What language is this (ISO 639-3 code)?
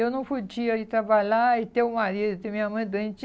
por